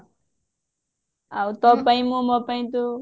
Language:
Odia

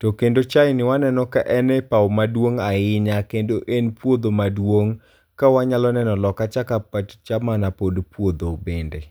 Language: Luo (Kenya and Tanzania)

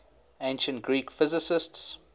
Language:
English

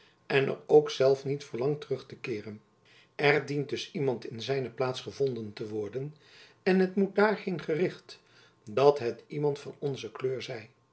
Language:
Dutch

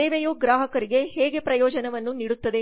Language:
Kannada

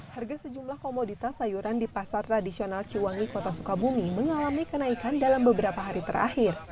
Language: Indonesian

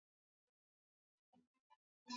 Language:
Swahili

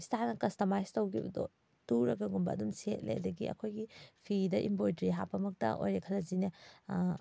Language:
Manipuri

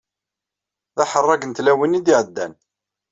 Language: Kabyle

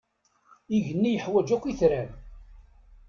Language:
Kabyle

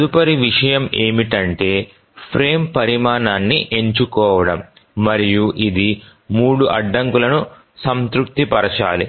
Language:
Telugu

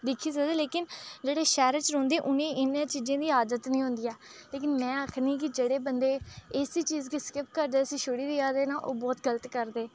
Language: Dogri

